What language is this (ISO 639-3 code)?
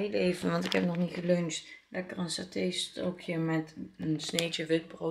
nld